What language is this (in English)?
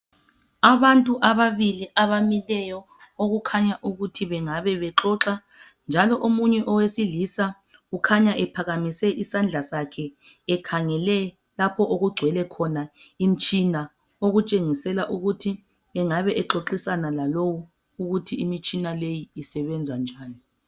North Ndebele